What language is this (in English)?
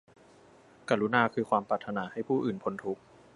Thai